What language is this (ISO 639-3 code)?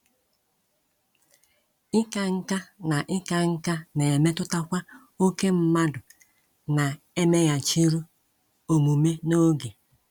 ibo